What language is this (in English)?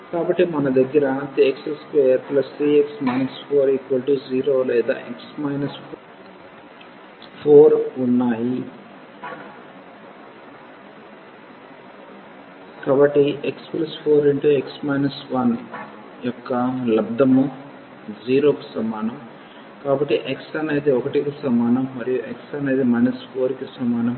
Telugu